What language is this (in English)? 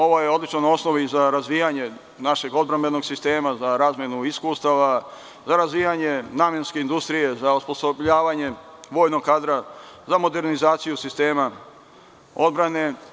Serbian